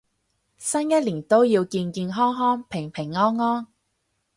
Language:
Cantonese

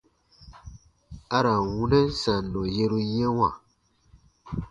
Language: Baatonum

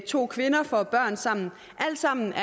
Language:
Danish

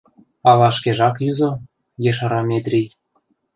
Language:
Mari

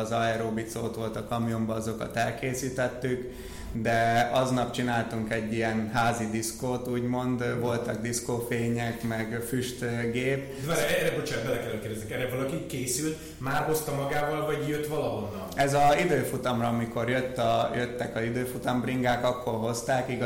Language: Hungarian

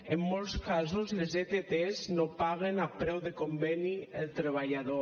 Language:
Catalan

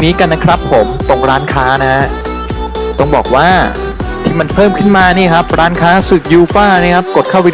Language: Thai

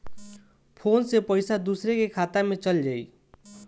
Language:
Bhojpuri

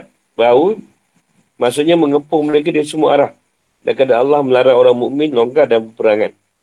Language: Malay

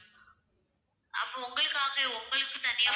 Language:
Tamil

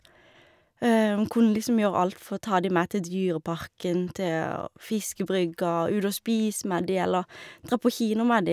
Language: Norwegian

